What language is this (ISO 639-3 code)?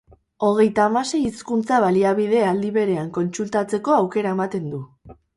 eus